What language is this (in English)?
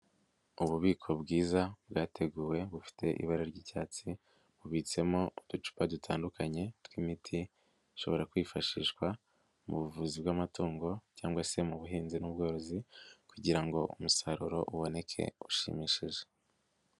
Kinyarwanda